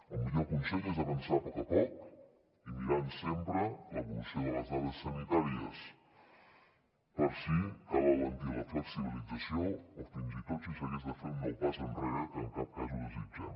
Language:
Catalan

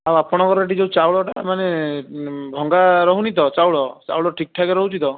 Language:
Odia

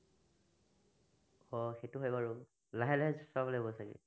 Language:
Assamese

